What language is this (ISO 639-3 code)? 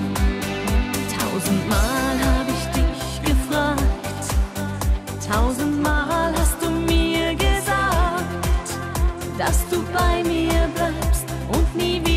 bul